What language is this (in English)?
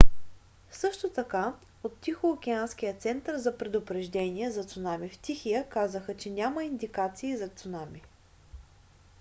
Bulgarian